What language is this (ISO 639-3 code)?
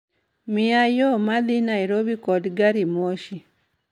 luo